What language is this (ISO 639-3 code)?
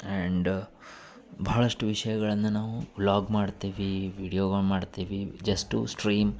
kan